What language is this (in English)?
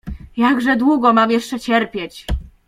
Polish